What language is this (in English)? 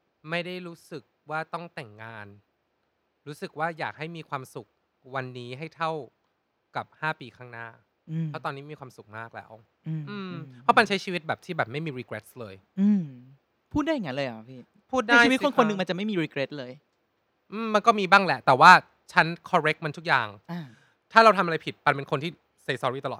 Thai